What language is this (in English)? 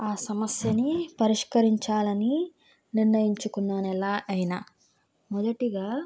Telugu